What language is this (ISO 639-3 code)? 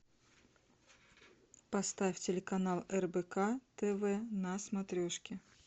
rus